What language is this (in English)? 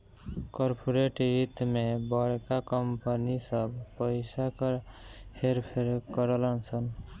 Bhojpuri